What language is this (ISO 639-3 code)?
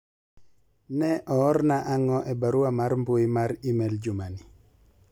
luo